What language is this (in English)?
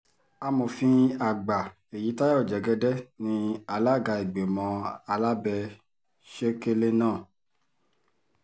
Yoruba